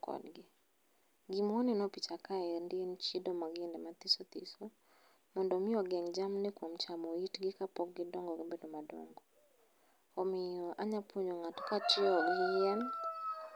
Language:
Luo (Kenya and Tanzania)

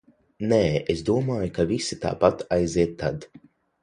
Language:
Latvian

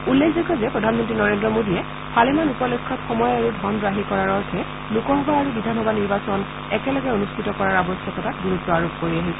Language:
Assamese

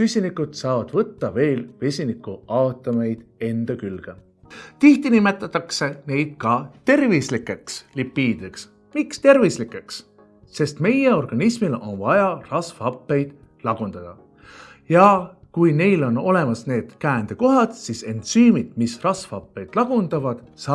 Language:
Estonian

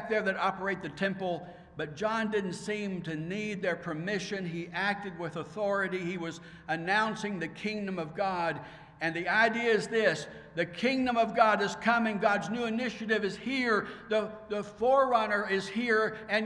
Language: English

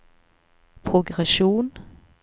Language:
Norwegian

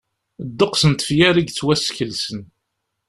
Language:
Kabyle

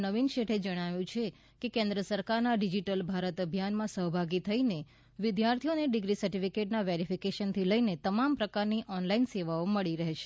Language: Gujarati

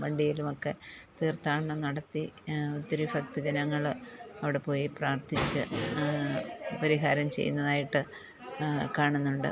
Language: Malayalam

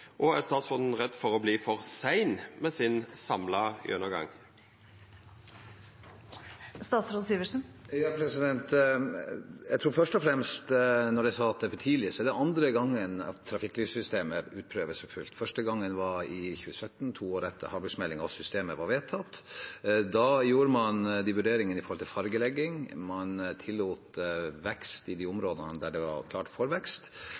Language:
Norwegian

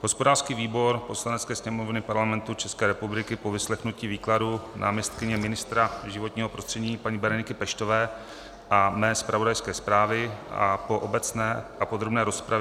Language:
Czech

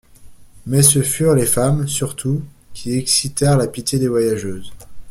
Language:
French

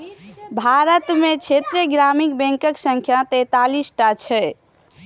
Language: Maithili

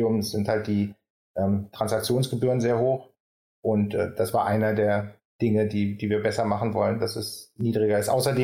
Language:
German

